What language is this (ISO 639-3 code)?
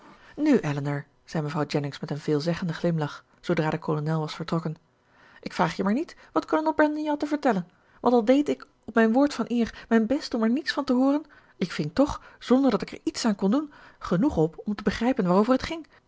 nld